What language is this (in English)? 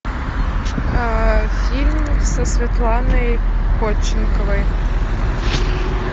Russian